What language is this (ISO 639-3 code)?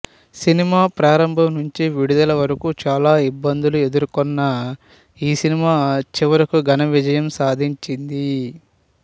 tel